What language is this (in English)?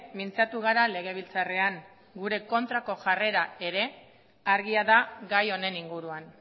Basque